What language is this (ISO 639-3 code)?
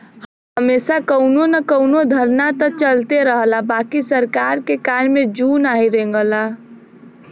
bho